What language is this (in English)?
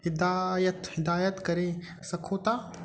Sindhi